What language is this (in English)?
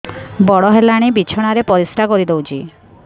Odia